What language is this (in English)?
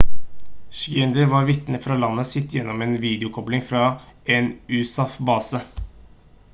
Norwegian Bokmål